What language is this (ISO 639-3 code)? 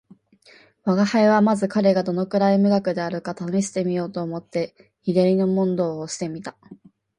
jpn